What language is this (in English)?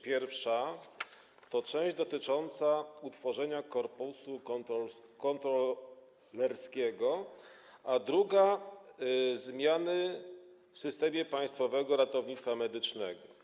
Polish